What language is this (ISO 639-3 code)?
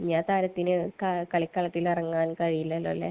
mal